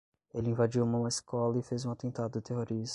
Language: Portuguese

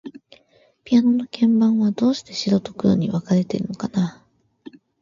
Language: Japanese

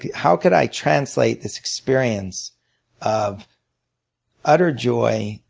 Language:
English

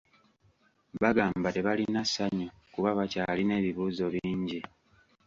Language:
Ganda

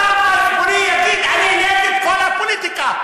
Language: Hebrew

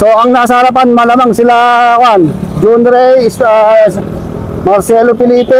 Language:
Filipino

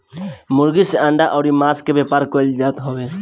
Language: Bhojpuri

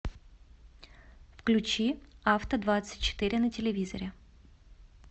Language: Russian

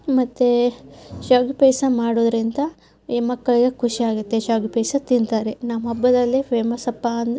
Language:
Kannada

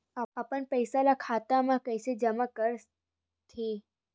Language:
Chhattisgarhi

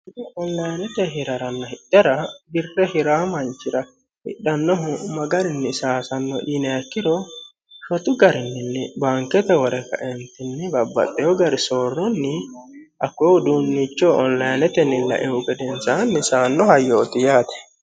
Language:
Sidamo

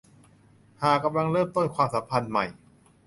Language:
Thai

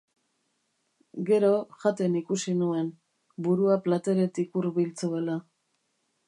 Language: Basque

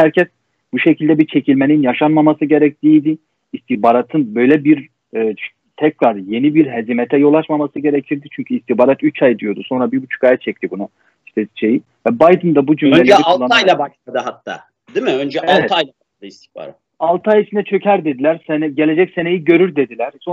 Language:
Turkish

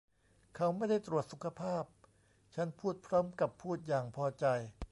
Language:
Thai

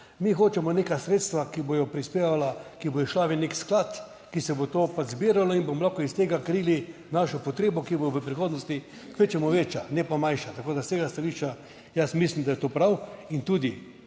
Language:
Slovenian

